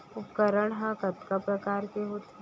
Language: Chhattisgarhi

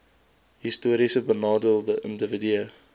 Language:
Afrikaans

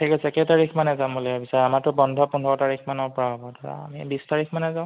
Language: Assamese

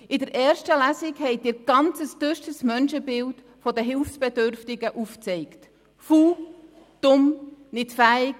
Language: Swiss German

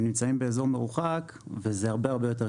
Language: Hebrew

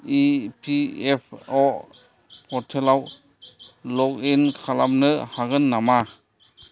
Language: Bodo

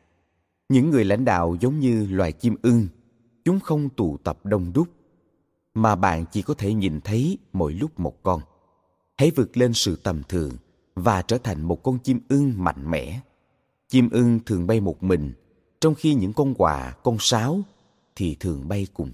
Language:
Vietnamese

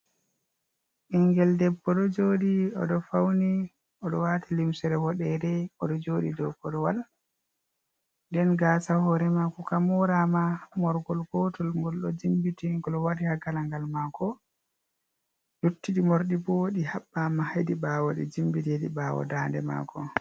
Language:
Fula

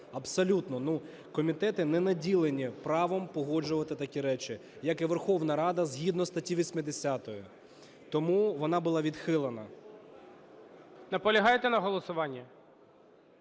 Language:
Ukrainian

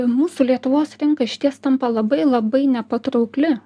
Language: Lithuanian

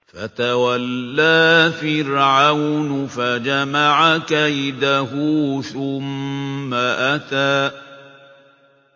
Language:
Arabic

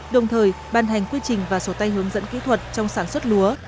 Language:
Vietnamese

